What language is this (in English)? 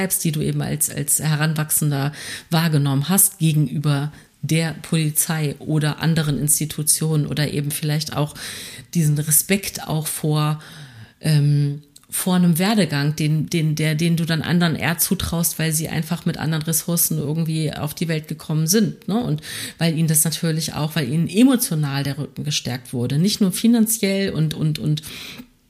German